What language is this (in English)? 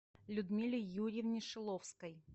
Russian